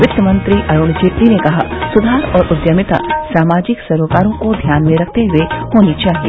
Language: Hindi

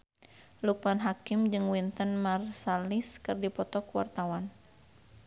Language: Sundanese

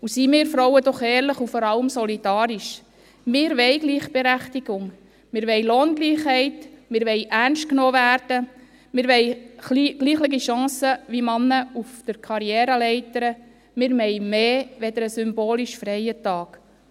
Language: Swiss German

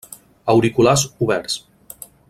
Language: Catalan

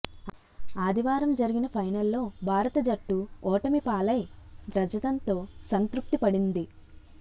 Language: Telugu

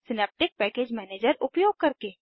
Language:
Hindi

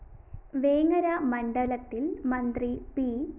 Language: Malayalam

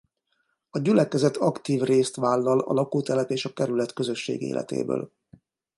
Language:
Hungarian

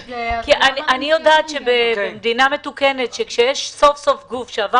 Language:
Hebrew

